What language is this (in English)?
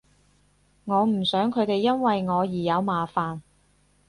Cantonese